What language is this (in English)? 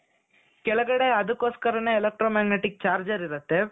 Kannada